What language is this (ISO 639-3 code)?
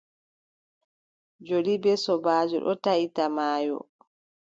fub